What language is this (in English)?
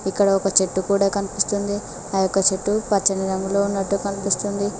Telugu